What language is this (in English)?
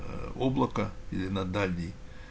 Russian